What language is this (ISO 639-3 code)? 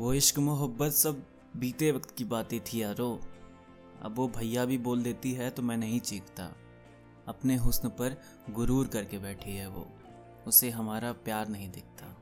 hin